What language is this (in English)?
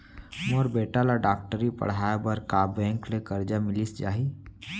Chhattisgarhi